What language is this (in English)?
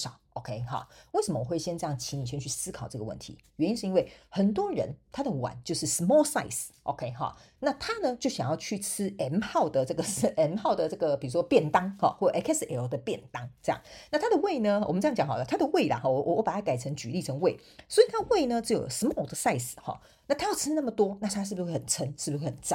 Chinese